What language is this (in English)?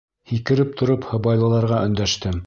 Bashkir